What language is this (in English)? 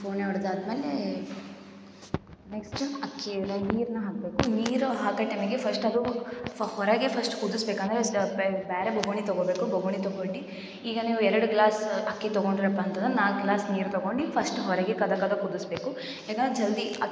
Kannada